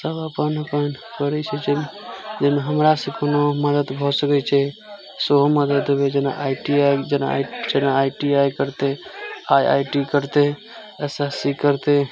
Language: Maithili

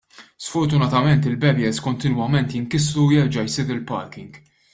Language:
Maltese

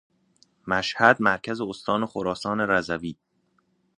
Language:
Persian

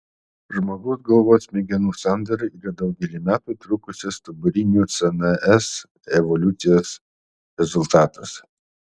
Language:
Lithuanian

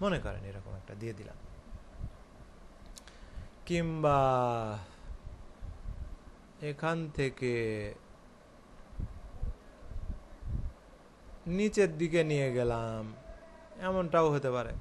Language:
Hindi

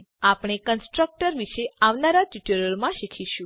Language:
Gujarati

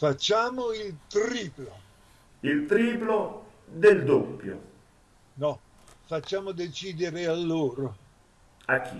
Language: Italian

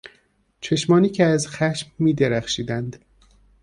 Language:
Persian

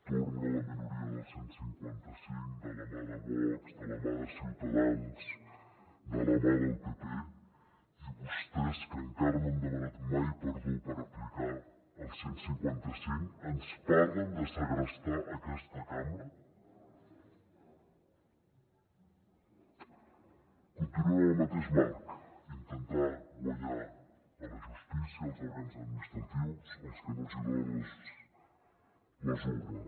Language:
Catalan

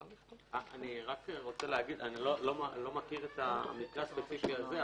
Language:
Hebrew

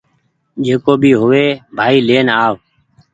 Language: Goaria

